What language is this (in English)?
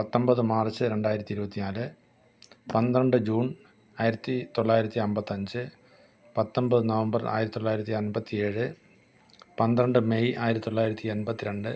Malayalam